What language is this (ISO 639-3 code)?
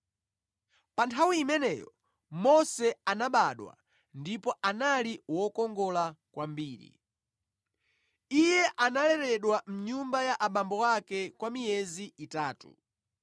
nya